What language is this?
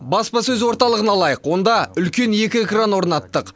Kazakh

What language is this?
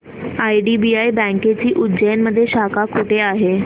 Marathi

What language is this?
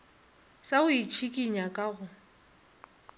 Northern Sotho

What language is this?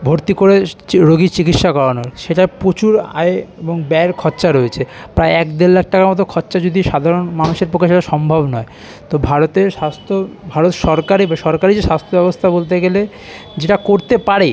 Bangla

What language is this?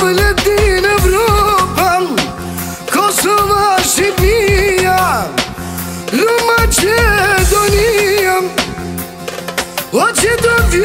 Arabic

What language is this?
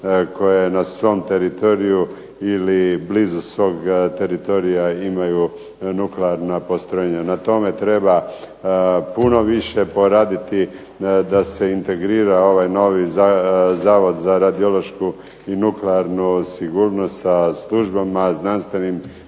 Croatian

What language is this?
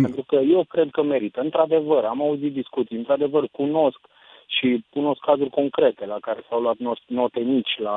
Romanian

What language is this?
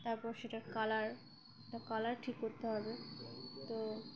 Bangla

